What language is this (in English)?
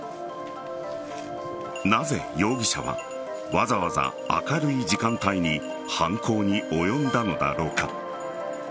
Japanese